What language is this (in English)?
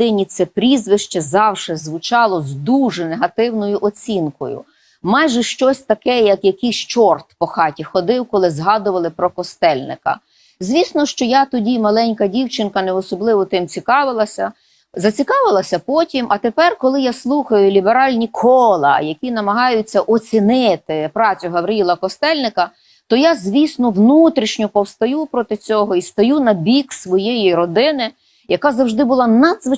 Ukrainian